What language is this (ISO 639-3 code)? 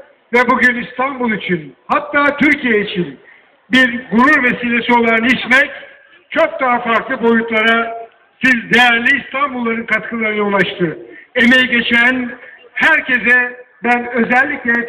tur